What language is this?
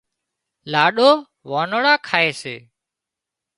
Wadiyara Koli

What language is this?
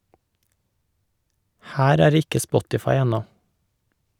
Norwegian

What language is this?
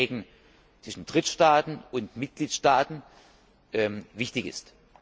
German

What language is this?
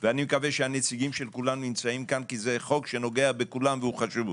Hebrew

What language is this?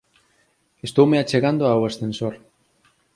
Galician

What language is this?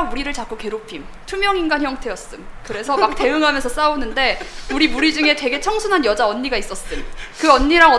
Korean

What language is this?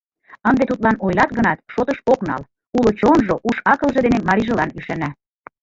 Mari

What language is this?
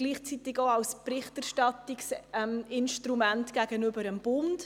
Swiss German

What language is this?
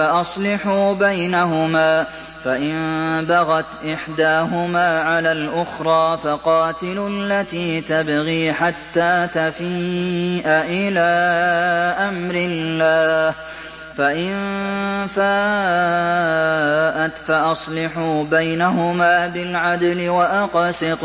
Arabic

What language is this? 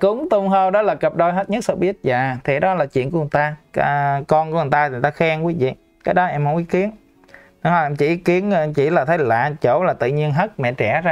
Vietnamese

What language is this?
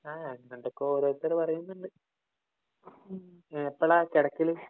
Malayalam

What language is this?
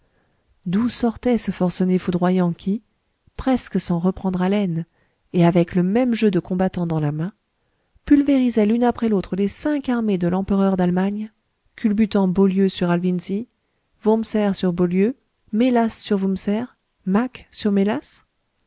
French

